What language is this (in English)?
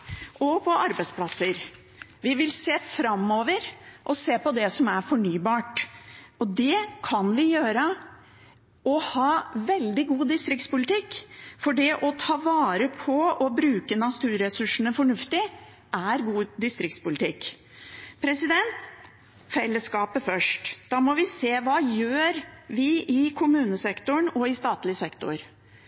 Norwegian Bokmål